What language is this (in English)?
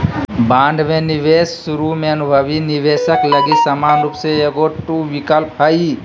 Magahi